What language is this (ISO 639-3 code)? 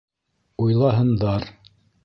bak